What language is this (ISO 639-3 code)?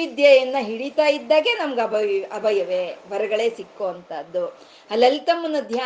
kan